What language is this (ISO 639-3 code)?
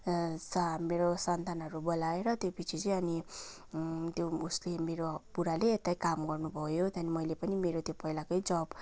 nep